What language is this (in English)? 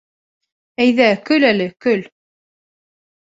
Bashkir